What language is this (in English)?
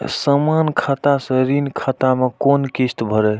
Maithili